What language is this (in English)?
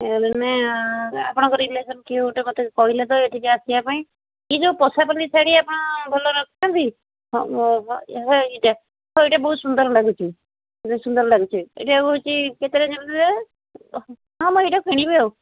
Odia